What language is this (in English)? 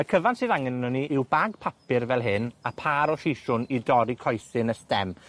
Welsh